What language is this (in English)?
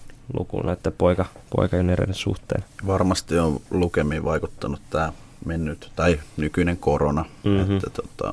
Finnish